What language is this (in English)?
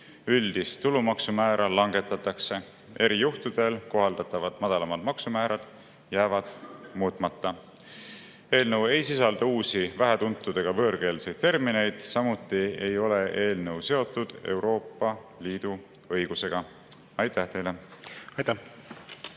Estonian